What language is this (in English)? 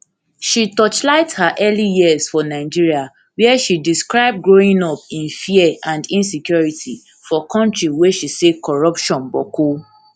Nigerian Pidgin